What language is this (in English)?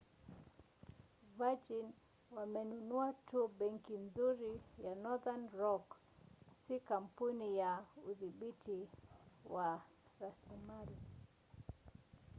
Swahili